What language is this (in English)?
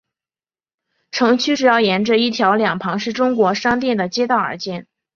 Chinese